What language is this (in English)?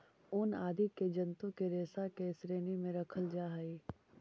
Magahi